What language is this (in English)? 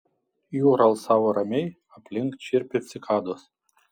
Lithuanian